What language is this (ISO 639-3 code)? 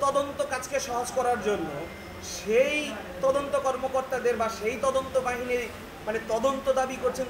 tur